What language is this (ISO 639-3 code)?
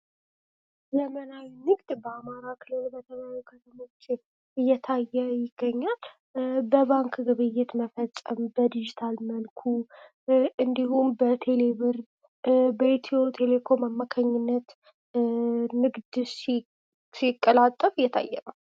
amh